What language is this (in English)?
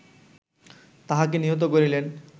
Bangla